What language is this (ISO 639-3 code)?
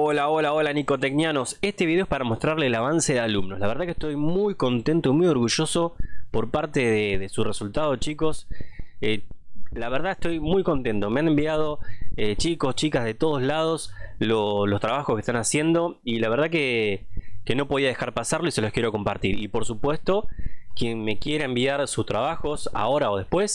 spa